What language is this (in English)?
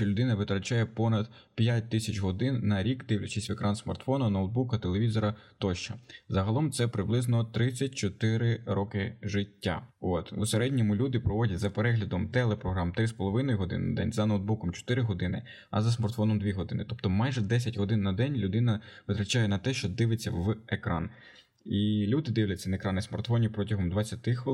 Ukrainian